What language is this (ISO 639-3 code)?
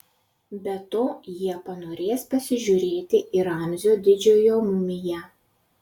lit